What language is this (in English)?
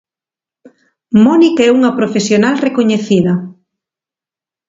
Galician